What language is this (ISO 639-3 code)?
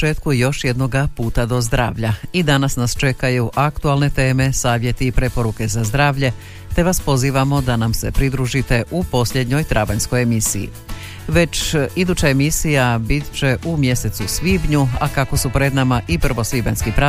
hrv